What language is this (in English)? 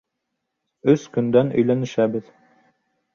Bashkir